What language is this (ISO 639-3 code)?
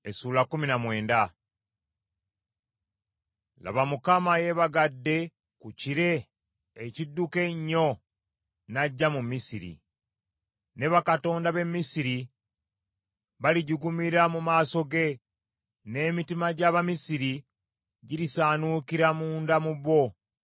lug